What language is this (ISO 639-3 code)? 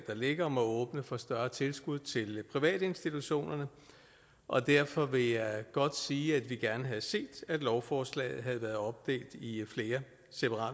dan